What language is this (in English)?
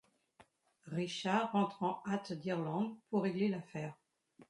French